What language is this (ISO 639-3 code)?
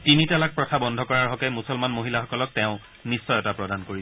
asm